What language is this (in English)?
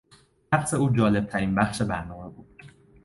Persian